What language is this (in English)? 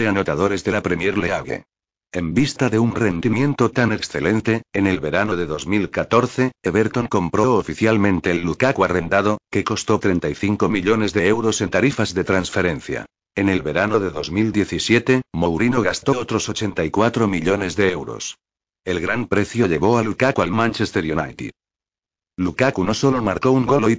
Spanish